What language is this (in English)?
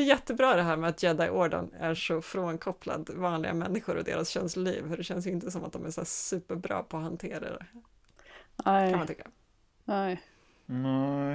Swedish